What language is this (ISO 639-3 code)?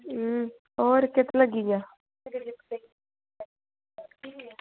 doi